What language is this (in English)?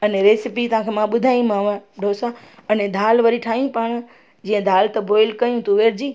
Sindhi